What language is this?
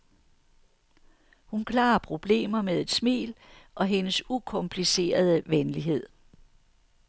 Danish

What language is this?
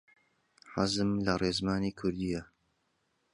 Central Kurdish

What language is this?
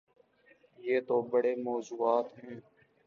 Urdu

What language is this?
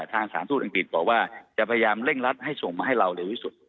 Thai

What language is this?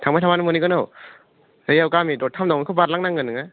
Bodo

